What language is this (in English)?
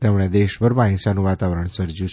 Gujarati